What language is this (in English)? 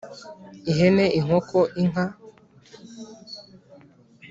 Kinyarwanda